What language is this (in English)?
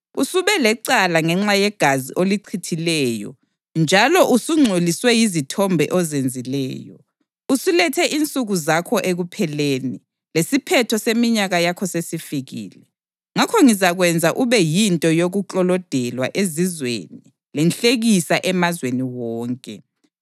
North Ndebele